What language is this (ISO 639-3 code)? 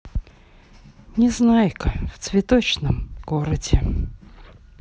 rus